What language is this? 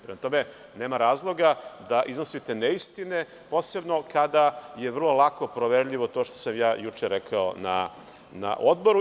Serbian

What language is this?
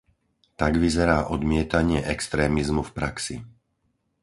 Slovak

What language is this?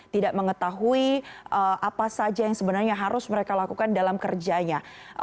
Indonesian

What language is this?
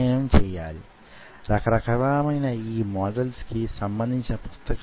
Telugu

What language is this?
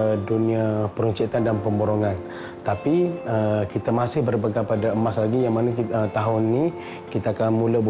Malay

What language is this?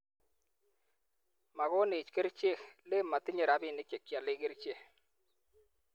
Kalenjin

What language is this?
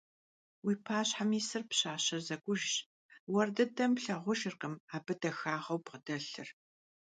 Kabardian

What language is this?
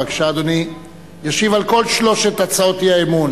Hebrew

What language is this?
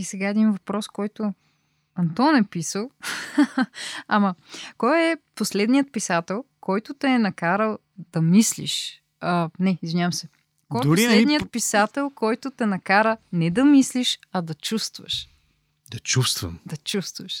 Bulgarian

